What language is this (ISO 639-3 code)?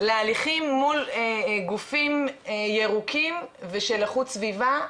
heb